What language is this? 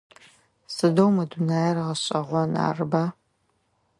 Adyghe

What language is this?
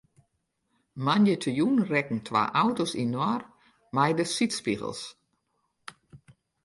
Western Frisian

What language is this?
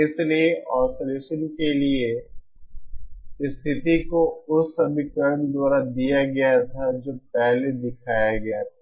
Hindi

